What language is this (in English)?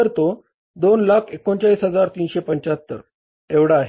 Marathi